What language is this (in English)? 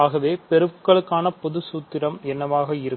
Tamil